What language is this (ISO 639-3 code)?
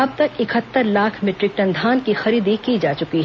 hin